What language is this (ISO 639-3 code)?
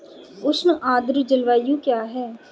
hin